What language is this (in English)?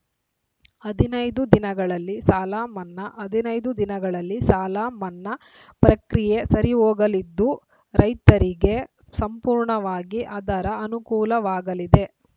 Kannada